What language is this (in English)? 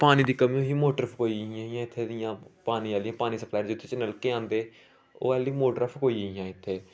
Dogri